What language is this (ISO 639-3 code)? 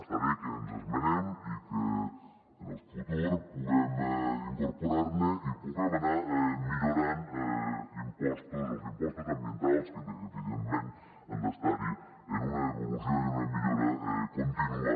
cat